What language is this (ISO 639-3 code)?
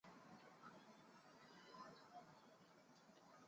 zho